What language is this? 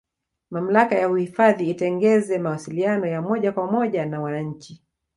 Swahili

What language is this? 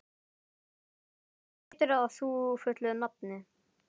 Icelandic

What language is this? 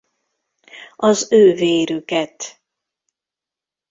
Hungarian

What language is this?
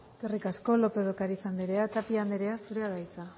Basque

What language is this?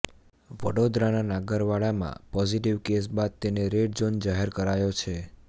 Gujarati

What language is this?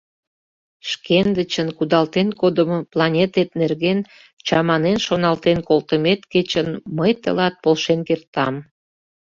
Mari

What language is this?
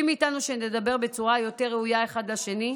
Hebrew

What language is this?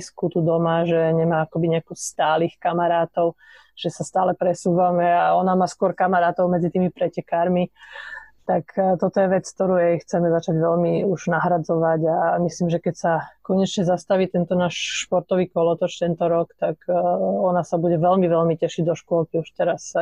Slovak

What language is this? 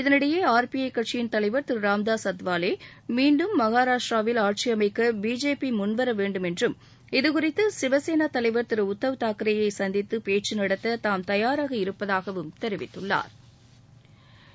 Tamil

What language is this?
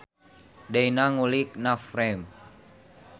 Sundanese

